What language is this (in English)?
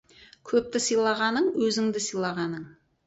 Kazakh